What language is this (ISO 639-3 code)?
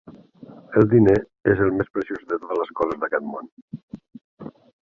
cat